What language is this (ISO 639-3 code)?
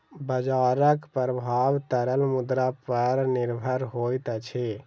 mai